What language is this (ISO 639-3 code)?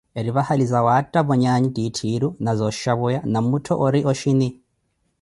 eko